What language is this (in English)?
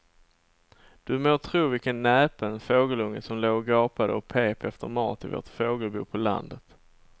Swedish